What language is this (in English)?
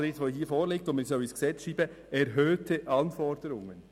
Swiss German